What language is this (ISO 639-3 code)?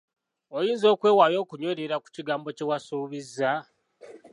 lug